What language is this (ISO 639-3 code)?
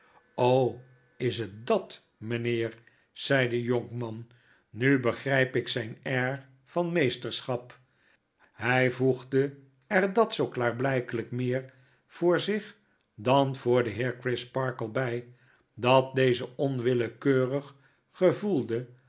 nld